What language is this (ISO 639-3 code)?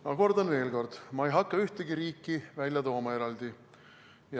est